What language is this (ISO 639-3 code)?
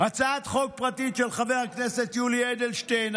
heb